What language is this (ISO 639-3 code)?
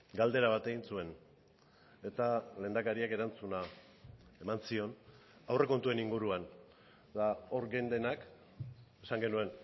eus